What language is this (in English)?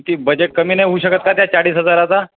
Marathi